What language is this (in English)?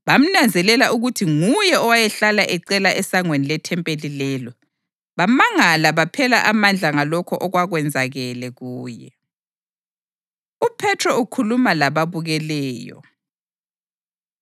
North Ndebele